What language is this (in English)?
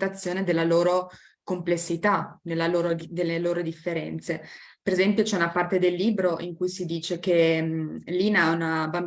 Italian